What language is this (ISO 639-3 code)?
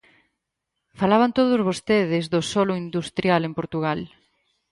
glg